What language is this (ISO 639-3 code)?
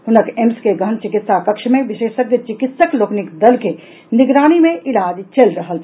mai